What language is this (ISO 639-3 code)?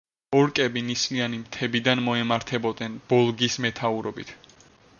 kat